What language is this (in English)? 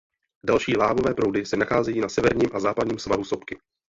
Czech